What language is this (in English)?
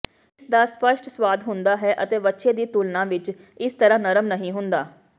Punjabi